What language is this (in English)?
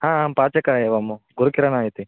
Sanskrit